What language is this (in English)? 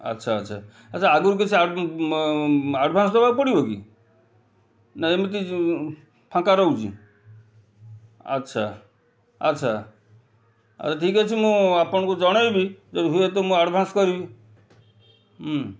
Odia